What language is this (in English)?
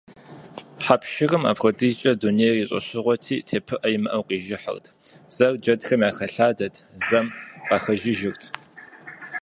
Kabardian